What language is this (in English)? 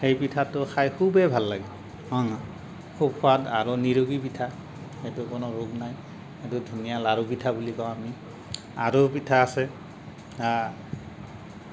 Assamese